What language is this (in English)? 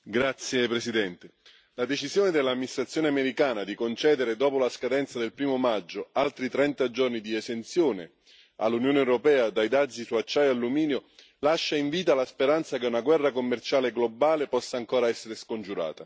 Italian